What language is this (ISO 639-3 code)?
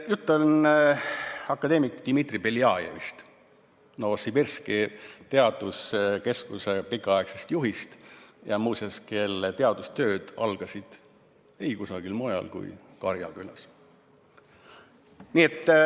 est